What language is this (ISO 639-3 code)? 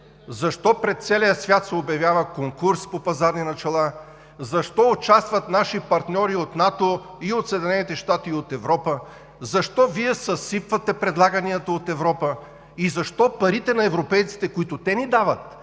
bul